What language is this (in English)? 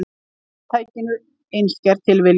Icelandic